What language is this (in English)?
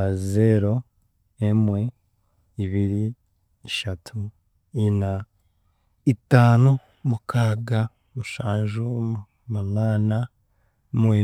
Chiga